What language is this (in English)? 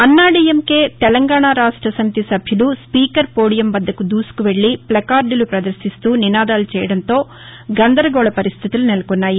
Telugu